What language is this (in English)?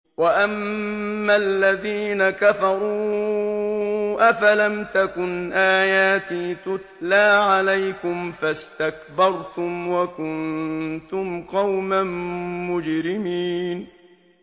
Arabic